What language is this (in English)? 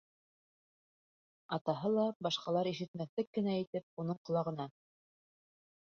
Bashkir